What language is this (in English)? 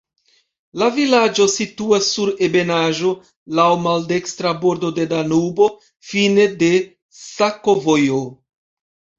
Esperanto